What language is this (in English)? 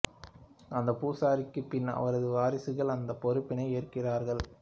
Tamil